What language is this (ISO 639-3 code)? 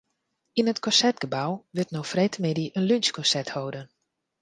fry